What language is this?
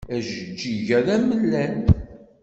Kabyle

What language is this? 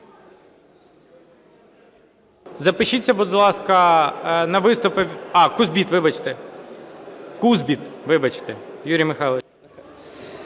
Ukrainian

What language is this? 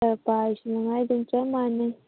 Manipuri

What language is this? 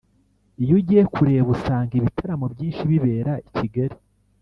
Kinyarwanda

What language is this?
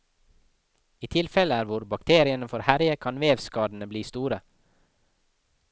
Norwegian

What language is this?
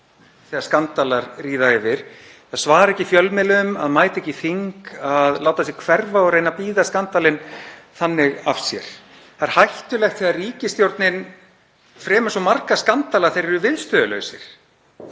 Icelandic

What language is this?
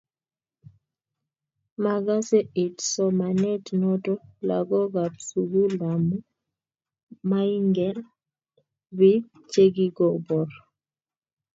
Kalenjin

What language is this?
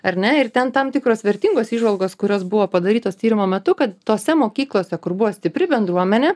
Lithuanian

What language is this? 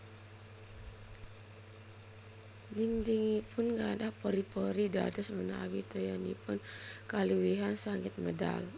Javanese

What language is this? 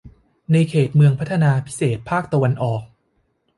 Thai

